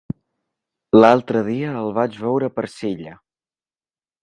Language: Catalan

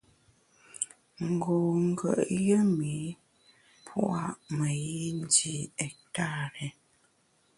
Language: Bamun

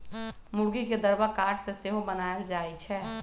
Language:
Magahi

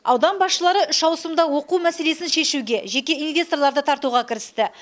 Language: Kazakh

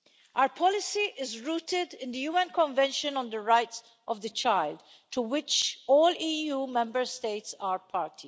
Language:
English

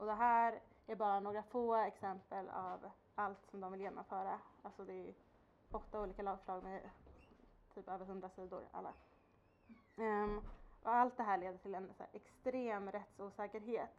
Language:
Swedish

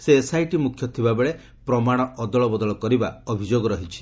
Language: Odia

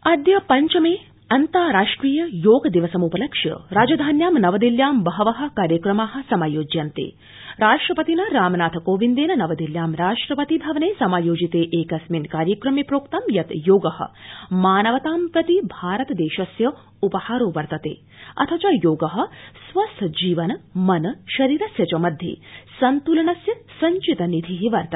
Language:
Sanskrit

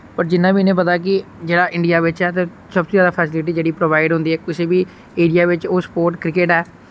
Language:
Dogri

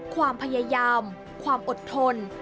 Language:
Thai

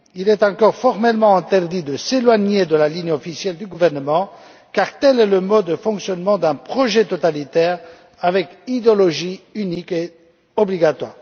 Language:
French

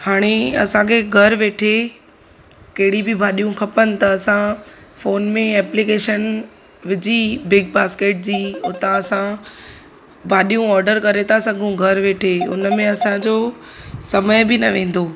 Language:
Sindhi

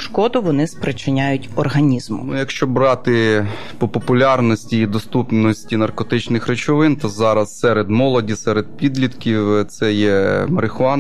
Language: Ukrainian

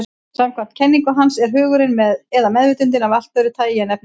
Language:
Icelandic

